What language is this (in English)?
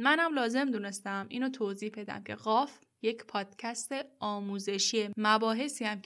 Persian